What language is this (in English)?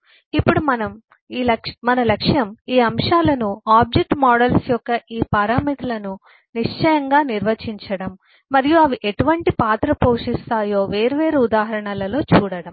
Telugu